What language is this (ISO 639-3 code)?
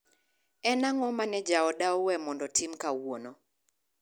luo